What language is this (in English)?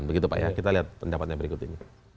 Indonesian